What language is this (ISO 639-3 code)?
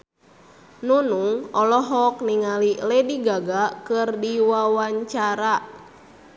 sun